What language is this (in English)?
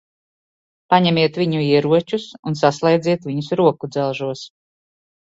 Latvian